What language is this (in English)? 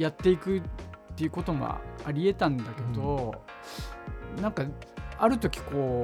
Japanese